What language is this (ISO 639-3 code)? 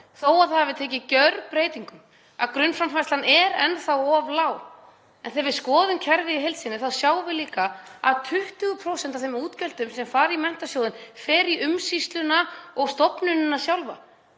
isl